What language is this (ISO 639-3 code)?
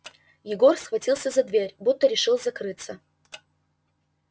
rus